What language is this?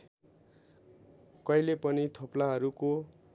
Nepali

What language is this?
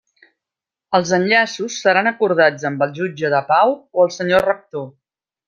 Catalan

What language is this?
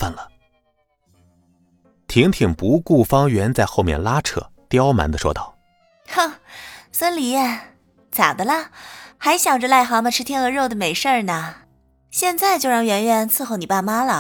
Chinese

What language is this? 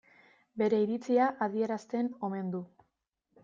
Basque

